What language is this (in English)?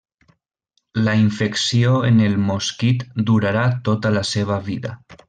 Catalan